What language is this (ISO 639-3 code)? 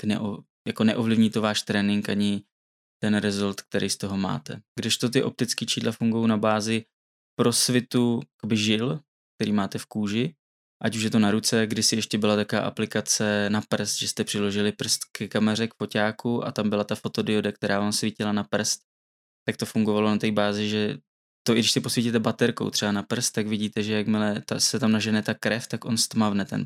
ces